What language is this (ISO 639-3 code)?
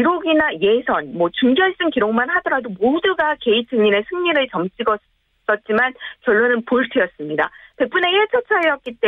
kor